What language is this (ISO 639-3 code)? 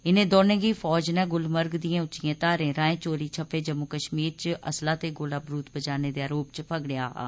doi